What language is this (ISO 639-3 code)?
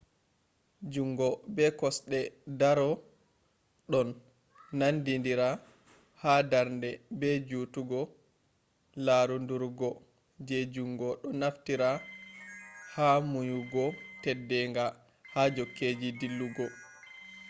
ful